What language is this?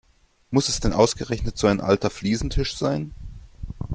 German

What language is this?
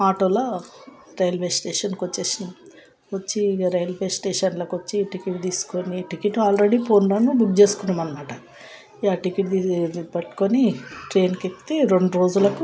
Telugu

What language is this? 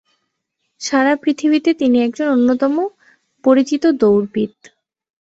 Bangla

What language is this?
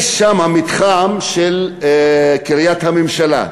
Hebrew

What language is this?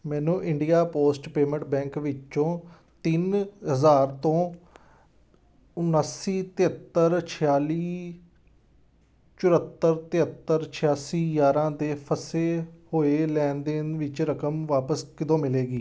Punjabi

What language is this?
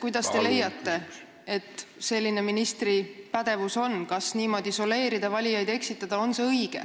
Estonian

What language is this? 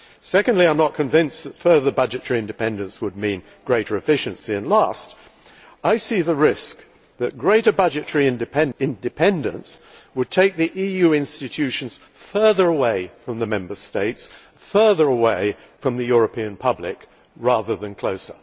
English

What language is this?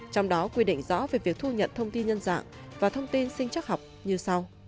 Vietnamese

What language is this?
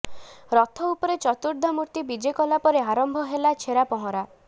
Odia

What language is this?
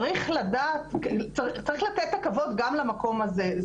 Hebrew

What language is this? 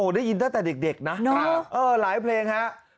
Thai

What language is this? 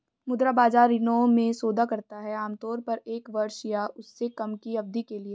Hindi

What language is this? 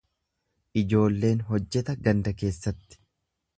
Oromo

